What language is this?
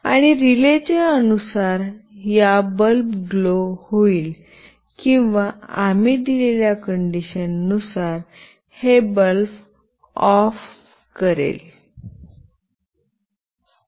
Marathi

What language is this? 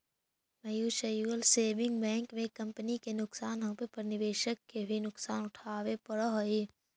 Magahi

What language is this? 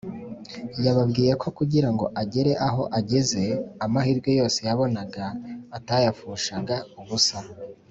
Kinyarwanda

